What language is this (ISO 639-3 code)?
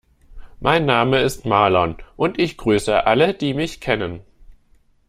deu